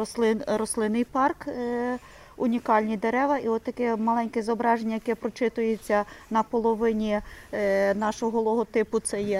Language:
Ukrainian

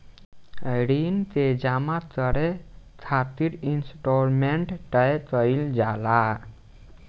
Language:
Bhojpuri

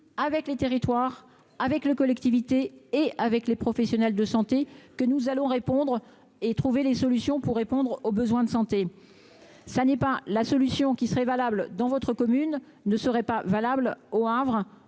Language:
French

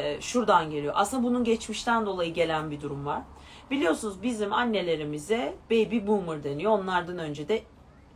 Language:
Turkish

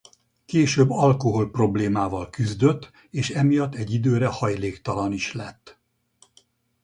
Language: Hungarian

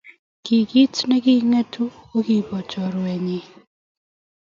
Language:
Kalenjin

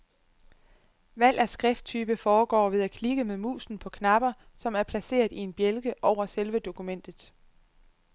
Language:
Danish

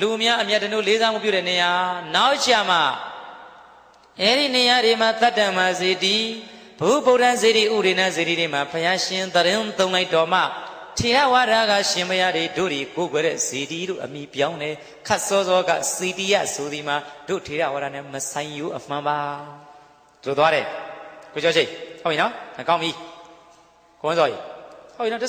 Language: Indonesian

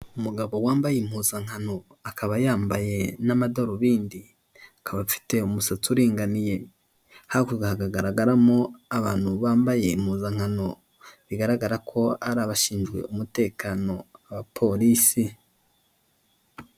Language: Kinyarwanda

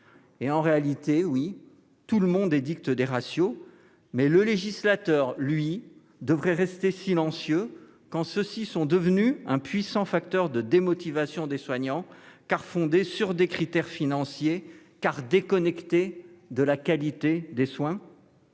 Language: French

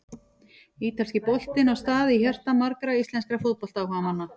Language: Icelandic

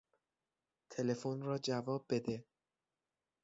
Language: Persian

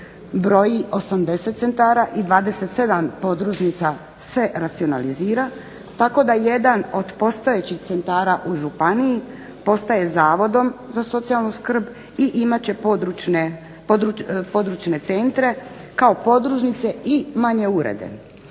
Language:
Croatian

